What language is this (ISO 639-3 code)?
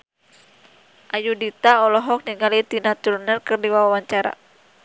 sun